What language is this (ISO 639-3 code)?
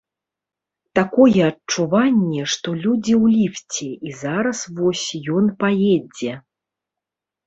bel